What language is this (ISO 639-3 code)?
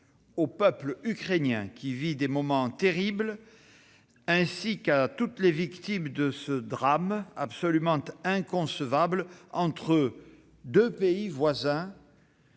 fra